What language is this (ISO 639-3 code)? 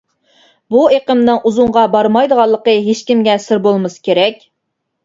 uig